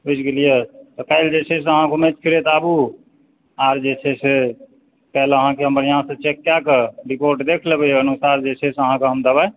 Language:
Maithili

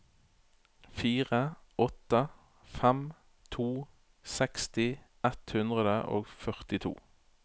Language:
Norwegian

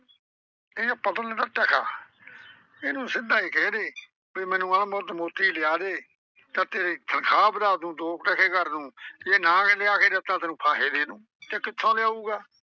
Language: Punjabi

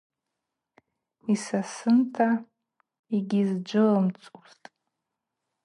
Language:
Abaza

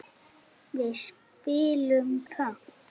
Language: Icelandic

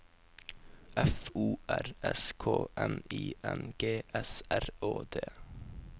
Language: Norwegian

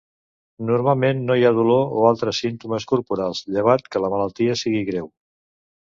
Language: Catalan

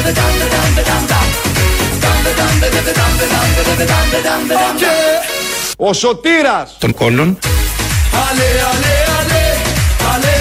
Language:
Greek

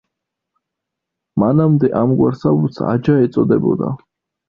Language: Georgian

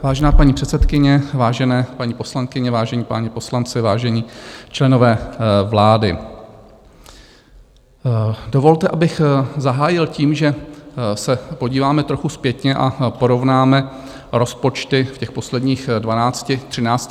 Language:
Czech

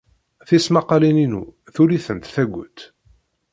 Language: Kabyle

